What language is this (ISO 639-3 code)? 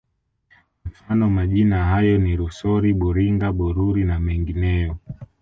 swa